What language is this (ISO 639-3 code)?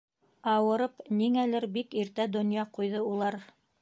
bak